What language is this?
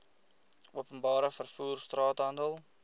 Afrikaans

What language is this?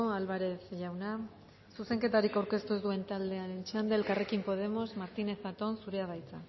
Basque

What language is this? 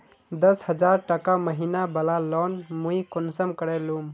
Magahi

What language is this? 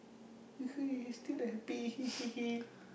English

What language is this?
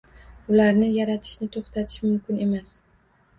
Uzbek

